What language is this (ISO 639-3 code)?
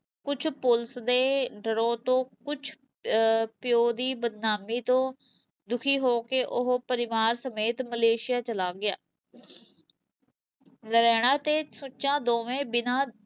pan